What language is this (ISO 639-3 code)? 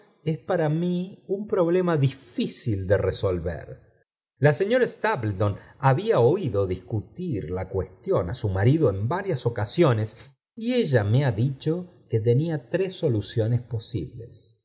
spa